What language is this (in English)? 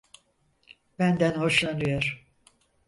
Turkish